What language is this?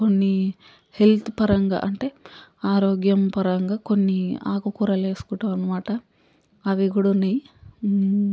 Telugu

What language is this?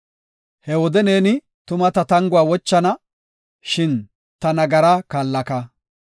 Gofa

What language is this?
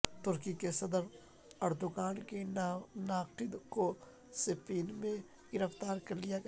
Urdu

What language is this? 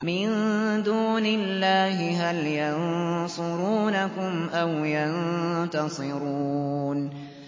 Arabic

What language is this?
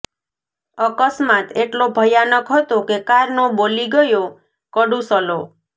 Gujarati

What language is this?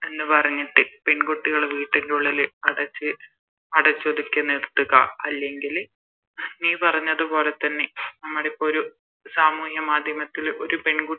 Malayalam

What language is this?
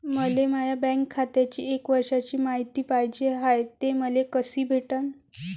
Marathi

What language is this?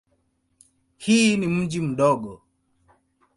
Swahili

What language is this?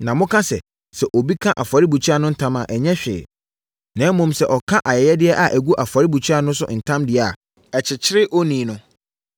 Akan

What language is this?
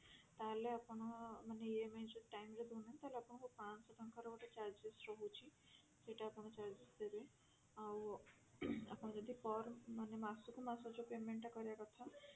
Odia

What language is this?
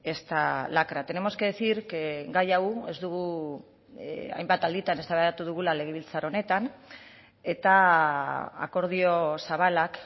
Basque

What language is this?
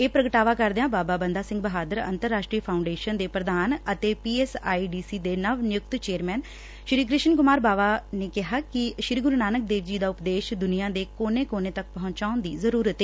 Punjabi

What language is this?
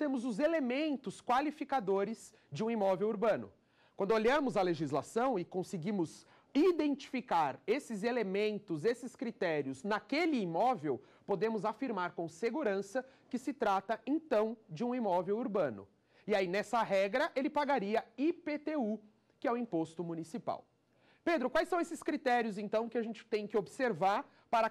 Portuguese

